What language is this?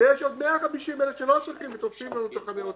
Hebrew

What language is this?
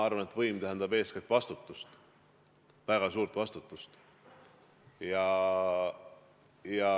Estonian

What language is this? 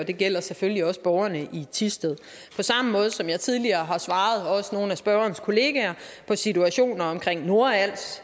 Danish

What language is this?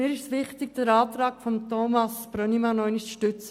Swiss German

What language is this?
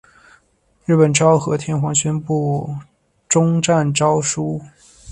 Chinese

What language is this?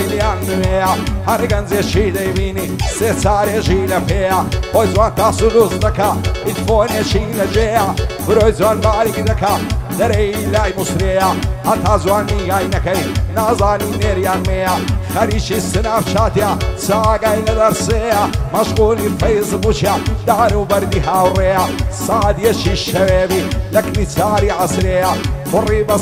Romanian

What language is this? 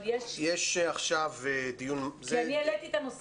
Hebrew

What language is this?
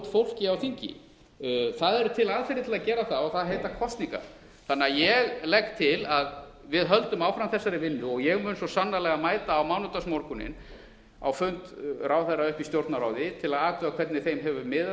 Icelandic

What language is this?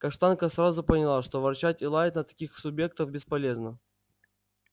Russian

